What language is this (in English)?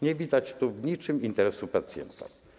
Polish